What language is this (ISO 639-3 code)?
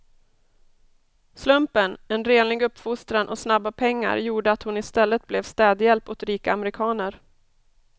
swe